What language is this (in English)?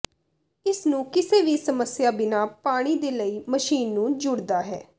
Punjabi